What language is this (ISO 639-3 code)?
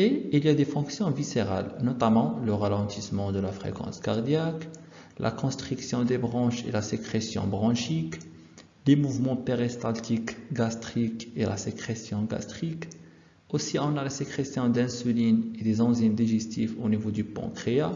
fra